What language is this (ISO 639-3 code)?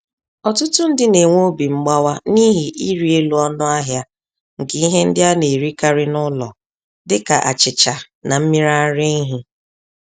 ibo